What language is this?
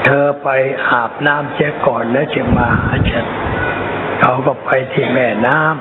Thai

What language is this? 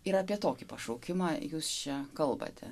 Lithuanian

